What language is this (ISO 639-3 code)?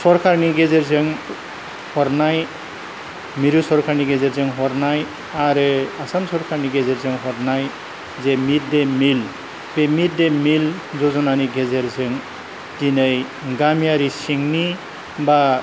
brx